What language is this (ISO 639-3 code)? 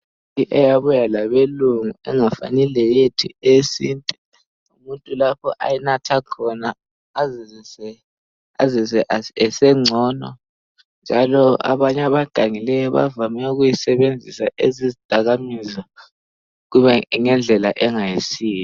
nde